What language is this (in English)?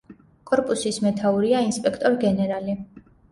Georgian